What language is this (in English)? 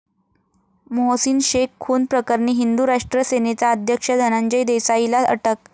Marathi